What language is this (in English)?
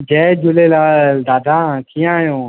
Sindhi